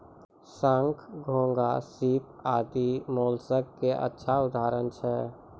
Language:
Maithili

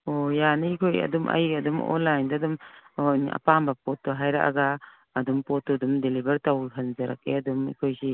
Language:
Manipuri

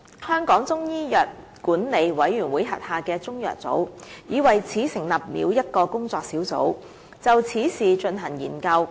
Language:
Cantonese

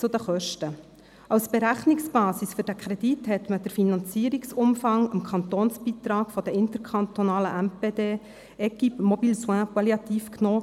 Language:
Swiss German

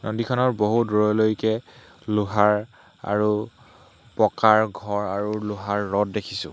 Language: Assamese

